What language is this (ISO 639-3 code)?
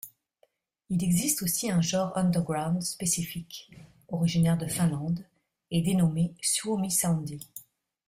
fra